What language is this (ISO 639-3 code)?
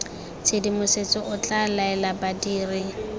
tsn